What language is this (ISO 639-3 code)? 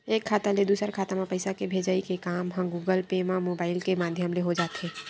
hne